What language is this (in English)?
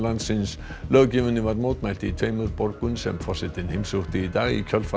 Icelandic